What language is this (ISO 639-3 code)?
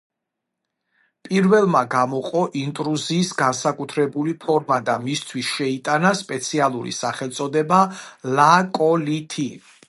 kat